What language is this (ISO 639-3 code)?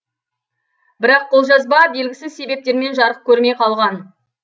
kaz